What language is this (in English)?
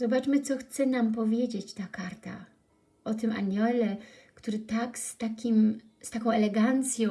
Polish